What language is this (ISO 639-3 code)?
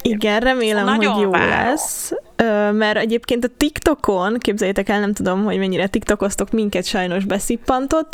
hun